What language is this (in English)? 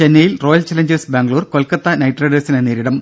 Malayalam